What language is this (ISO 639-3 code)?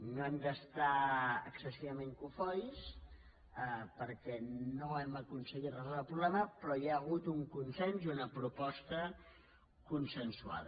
cat